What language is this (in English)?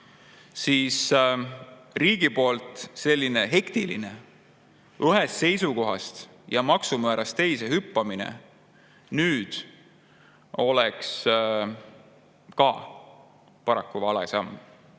Estonian